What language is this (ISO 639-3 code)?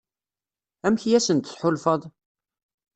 kab